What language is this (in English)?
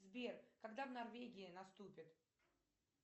Russian